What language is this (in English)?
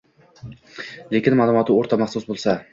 Uzbek